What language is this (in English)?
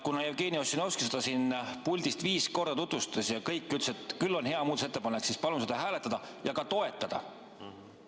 Estonian